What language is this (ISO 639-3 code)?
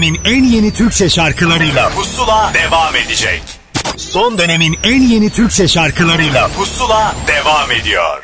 tur